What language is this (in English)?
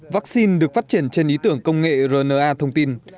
Vietnamese